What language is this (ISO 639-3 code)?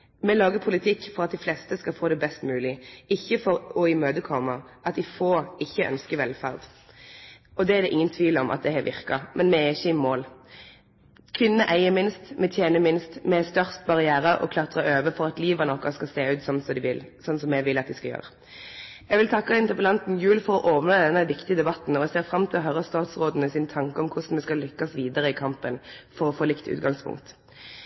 nno